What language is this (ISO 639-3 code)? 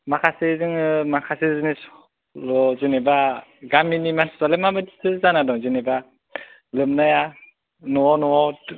brx